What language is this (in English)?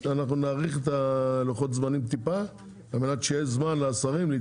Hebrew